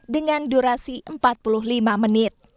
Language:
Indonesian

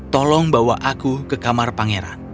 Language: Indonesian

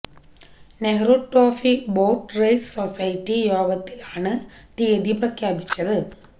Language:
Malayalam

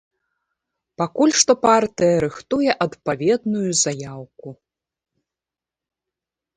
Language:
Belarusian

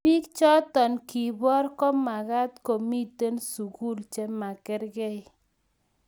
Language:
Kalenjin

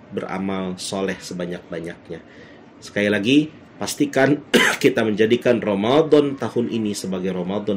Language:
Indonesian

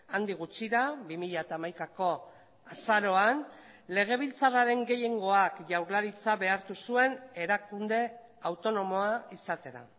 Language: Basque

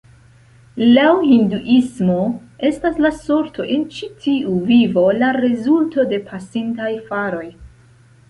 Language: Esperanto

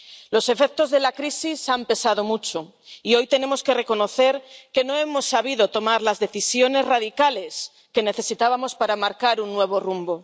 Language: Spanish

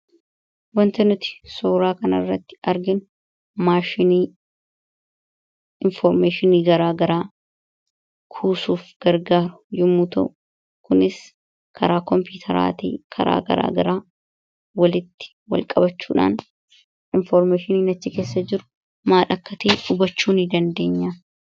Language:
Oromo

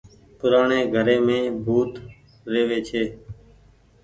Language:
Goaria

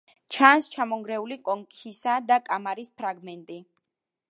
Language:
Georgian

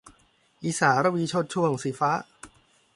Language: Thai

